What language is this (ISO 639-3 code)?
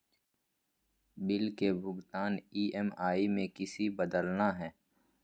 mag